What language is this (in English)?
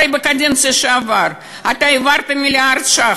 Hebrew